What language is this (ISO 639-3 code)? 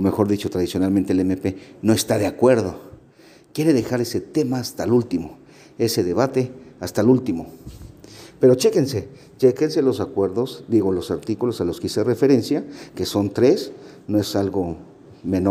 spa